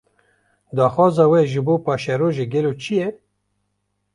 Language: Kurdish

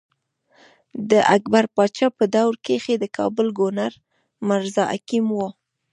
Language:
Pashto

